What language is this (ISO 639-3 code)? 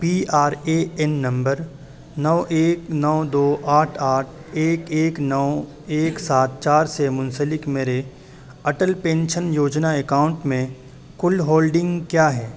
urd